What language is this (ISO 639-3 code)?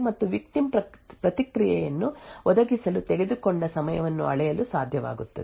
kan